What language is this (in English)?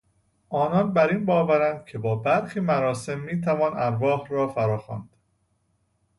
Persian